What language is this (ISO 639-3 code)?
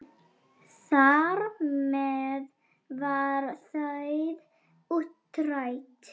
isl